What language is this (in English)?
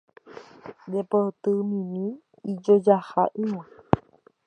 Guarani